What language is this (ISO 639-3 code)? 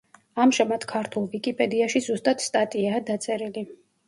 kat